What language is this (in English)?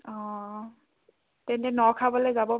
Assamese